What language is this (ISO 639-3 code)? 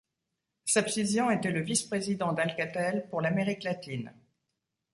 fra